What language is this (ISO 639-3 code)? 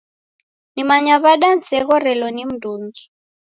dav